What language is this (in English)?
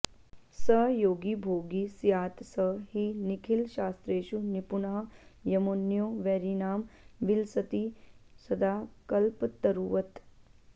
Sanskrit